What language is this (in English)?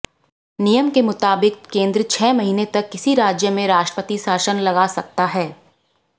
Hindi